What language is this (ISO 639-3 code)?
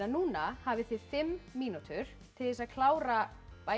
isl